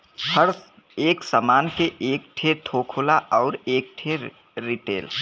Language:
Bhojpuri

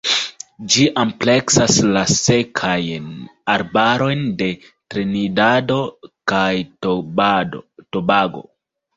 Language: Esperanto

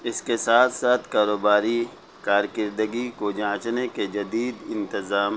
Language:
Urdu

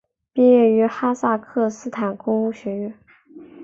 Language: Chinese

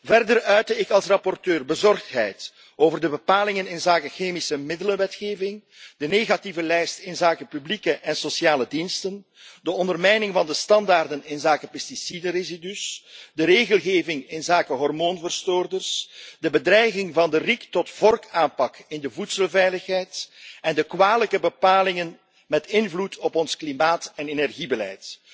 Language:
Dutch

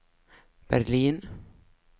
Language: Swedish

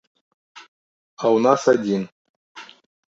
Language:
Belarusian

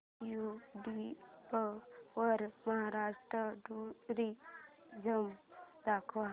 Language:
Marathi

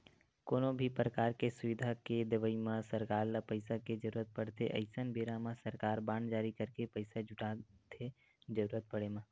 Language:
Chhattisgarhi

